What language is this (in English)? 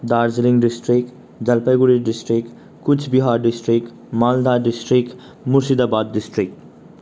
Nepali